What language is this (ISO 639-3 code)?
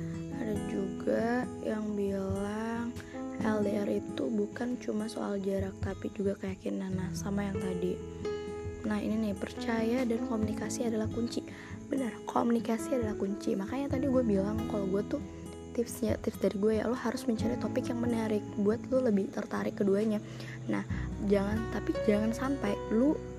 ind